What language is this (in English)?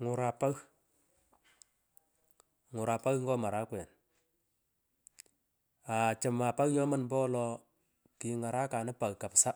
Pökoot